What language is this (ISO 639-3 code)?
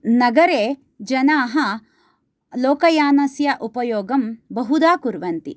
san